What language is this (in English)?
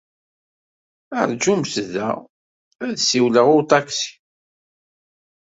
Kabyle